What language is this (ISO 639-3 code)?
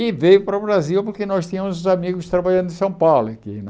por